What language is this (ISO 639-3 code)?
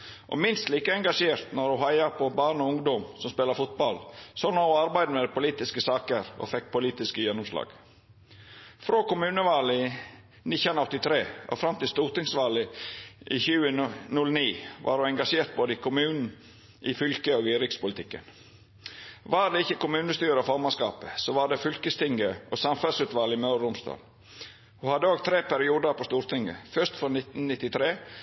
nno